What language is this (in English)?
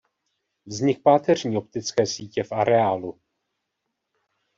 Czech